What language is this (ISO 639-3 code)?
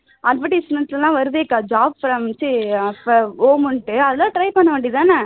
tam